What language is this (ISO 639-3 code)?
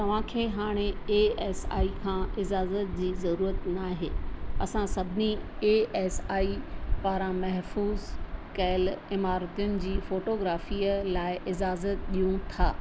snd